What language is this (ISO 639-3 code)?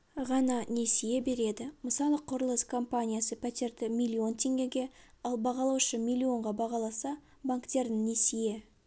kaz